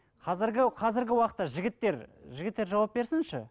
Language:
Kazakh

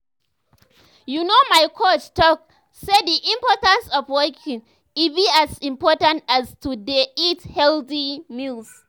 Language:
Nigerian Pidgin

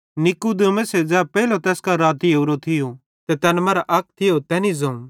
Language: Bhadrawahi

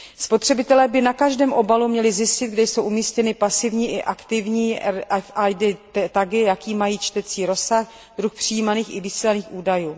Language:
Czech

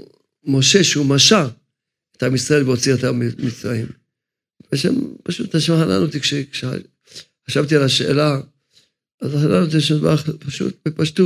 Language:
Hebrew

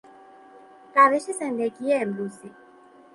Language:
Persian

